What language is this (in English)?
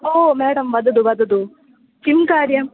Sanskrit